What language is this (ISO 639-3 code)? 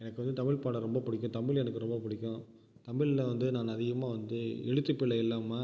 tam